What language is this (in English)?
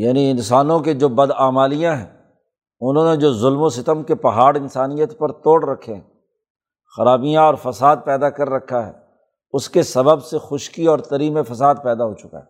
Urdu